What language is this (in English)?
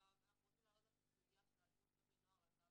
Hebrew